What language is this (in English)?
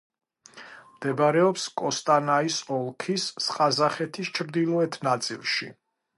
Georgian